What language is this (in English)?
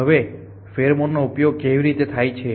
Gujarati